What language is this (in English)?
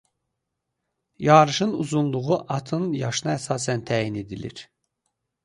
Azerbaijani